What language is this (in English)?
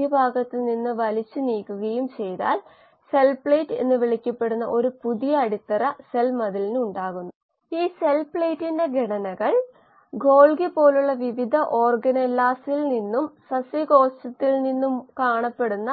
Malayalam